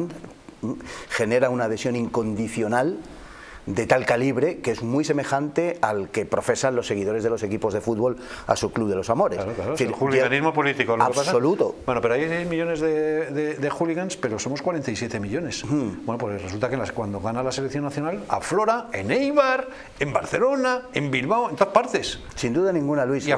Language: Spanish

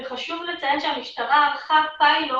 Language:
Hebrew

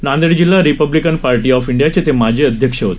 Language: Marathi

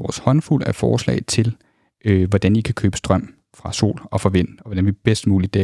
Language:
Danish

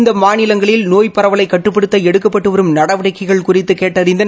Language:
Tamil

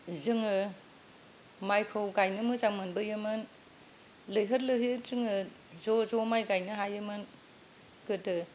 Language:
Bodo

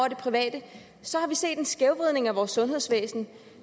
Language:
Danish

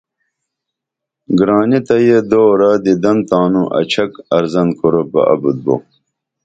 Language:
Dameli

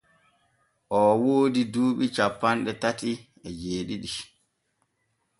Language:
Borgu Fulfulde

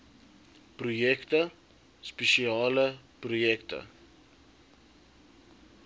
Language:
Afrikaans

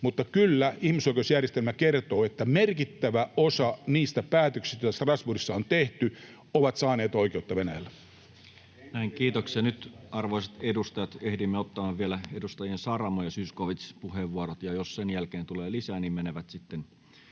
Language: Finnish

